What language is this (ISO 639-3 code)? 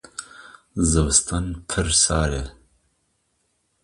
kur